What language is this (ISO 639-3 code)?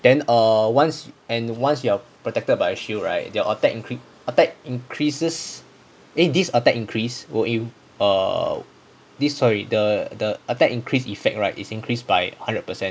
eng